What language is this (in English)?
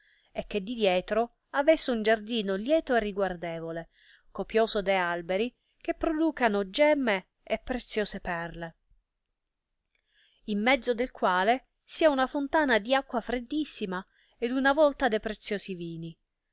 Italian